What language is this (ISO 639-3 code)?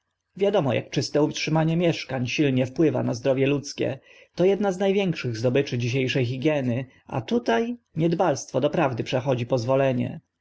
pol